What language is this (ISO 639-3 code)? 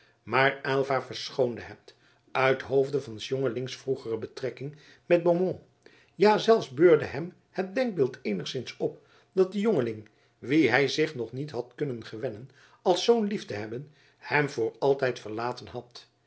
nld